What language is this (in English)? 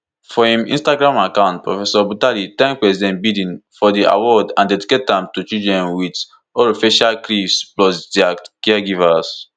Nigerian Pidgin